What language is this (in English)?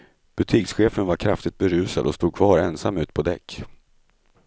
Swedish